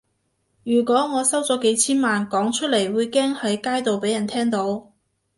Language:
Cantonese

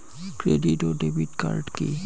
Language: Bangla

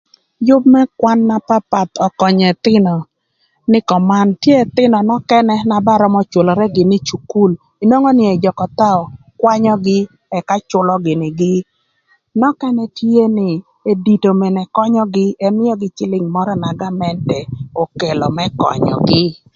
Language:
Thur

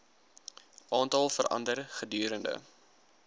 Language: Afrikaans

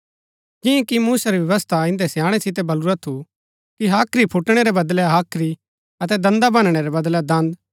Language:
Gaddi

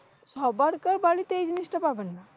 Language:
Bangla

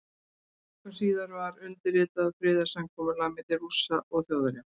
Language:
Icelandic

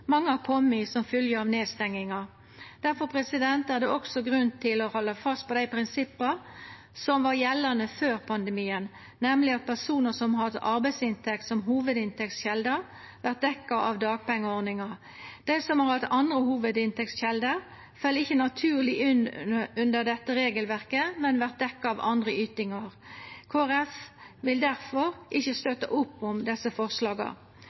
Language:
Norwegian Nynorsk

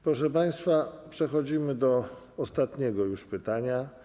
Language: Polish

